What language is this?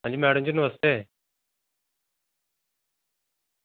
Dogri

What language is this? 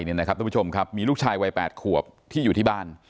Thai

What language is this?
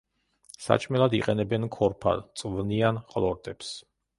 Georgian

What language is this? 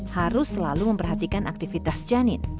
Indonesian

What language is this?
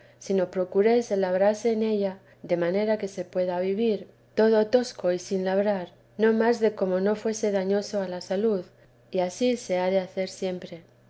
Spanish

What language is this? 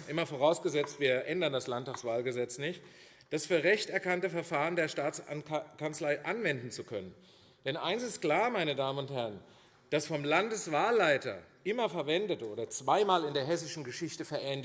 German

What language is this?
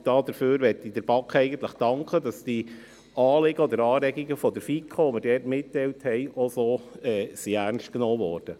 Swiss German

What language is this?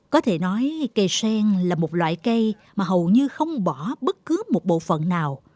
Vietnamese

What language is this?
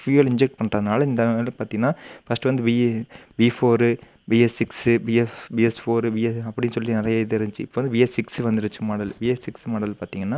Tamil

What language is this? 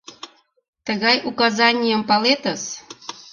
Mari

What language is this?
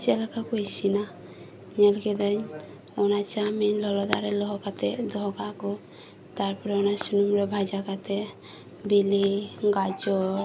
Santali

